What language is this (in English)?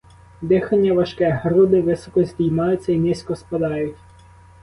Ukrainian